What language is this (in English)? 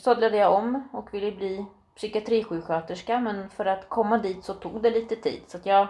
Swedish